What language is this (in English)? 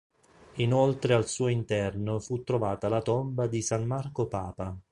Italian